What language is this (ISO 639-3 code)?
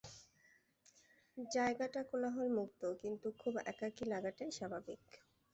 ben